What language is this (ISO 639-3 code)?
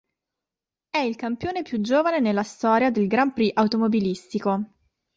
ita